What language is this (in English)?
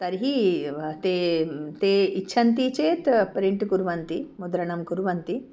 Sanskrit